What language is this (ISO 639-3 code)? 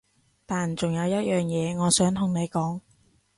yue